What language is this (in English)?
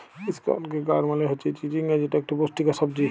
Bangla